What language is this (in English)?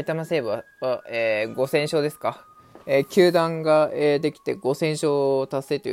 Japanese